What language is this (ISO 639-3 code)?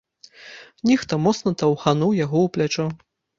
bel